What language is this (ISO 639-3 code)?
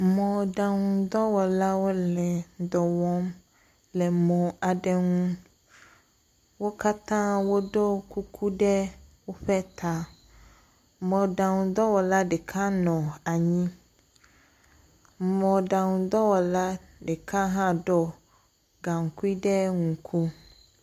ewe